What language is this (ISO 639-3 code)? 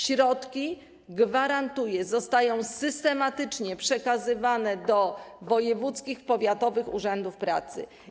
pol